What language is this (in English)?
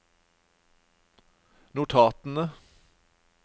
Norwegian